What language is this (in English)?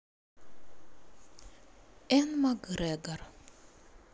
Russian